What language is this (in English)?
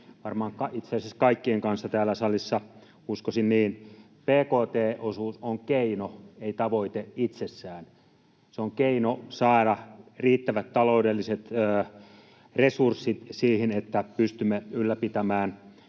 Finnish